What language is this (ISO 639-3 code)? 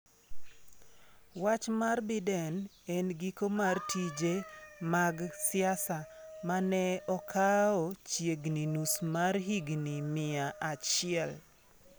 luo